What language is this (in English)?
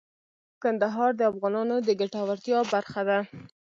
Pashto